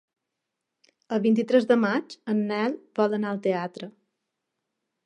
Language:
Catalan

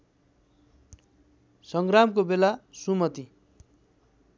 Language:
Nepali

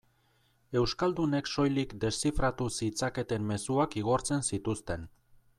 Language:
Basque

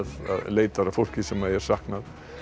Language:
Icelandic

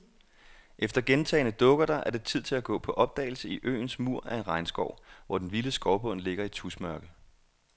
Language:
Danish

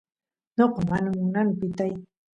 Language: Santiago del Estero Quichua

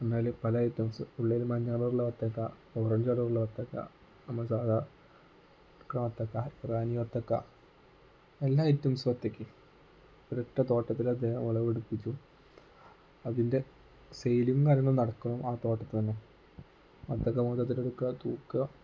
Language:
Malayalam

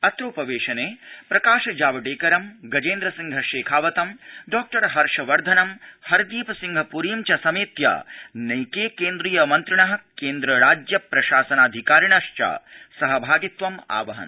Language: Sanskrit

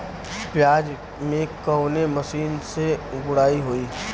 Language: Bhojpuri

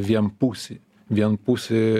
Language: Lithuanian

